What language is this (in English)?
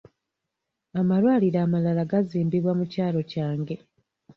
Ganda